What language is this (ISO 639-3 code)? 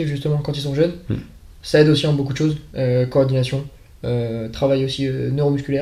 fra